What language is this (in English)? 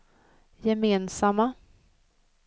Swedish